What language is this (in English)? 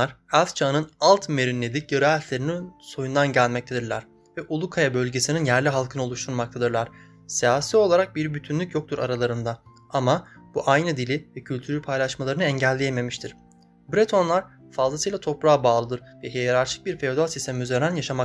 Turkish